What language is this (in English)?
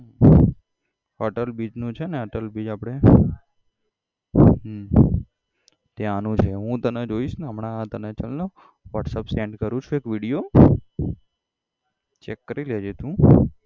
Gujarati